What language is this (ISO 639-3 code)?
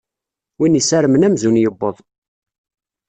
kab